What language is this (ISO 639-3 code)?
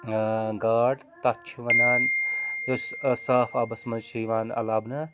kas